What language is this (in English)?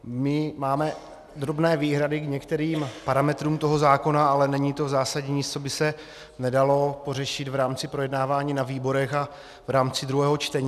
Czech